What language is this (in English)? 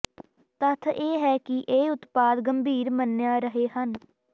Punjabi